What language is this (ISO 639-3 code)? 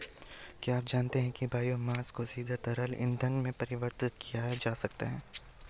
hin